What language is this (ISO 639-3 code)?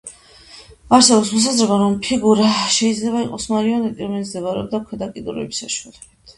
kat